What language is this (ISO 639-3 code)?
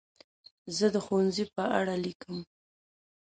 pus